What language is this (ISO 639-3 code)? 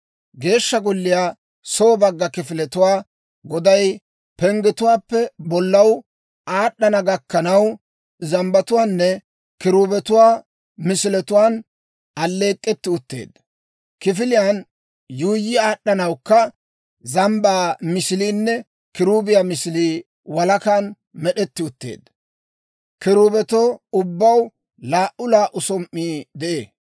dwr